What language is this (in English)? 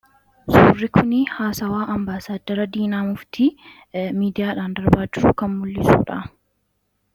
Oromo